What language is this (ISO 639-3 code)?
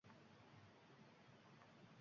uzb